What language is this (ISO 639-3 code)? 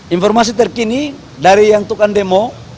ind